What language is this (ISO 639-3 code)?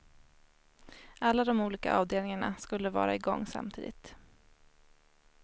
swe